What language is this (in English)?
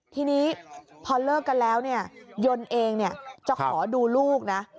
Thai